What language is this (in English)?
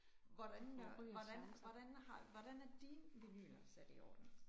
Danish